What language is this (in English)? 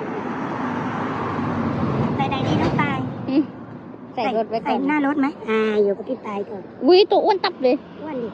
Thai